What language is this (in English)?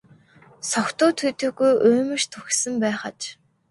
Mongolian